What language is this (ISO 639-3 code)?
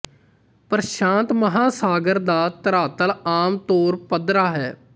pan